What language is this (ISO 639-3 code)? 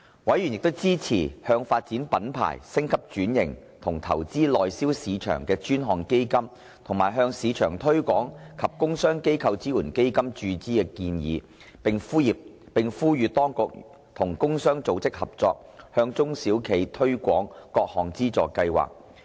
yue